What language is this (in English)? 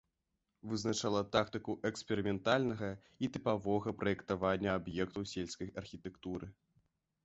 Belarusian